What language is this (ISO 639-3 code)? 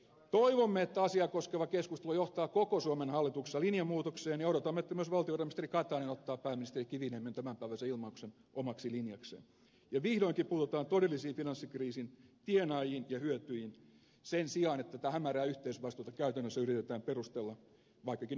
fin